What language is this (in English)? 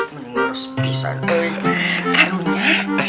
Indonesian